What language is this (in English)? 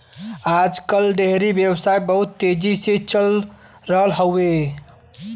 Bhojpuri